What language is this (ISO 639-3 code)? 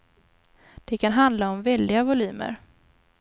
swe